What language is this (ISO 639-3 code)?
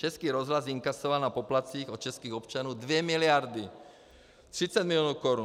ces